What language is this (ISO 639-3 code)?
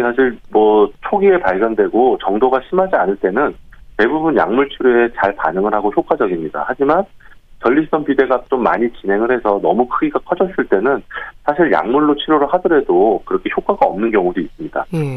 kor